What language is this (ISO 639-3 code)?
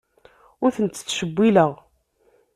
kab